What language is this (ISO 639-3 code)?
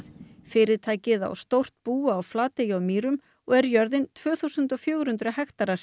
isl